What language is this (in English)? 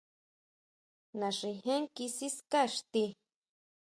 Huautla Mazatec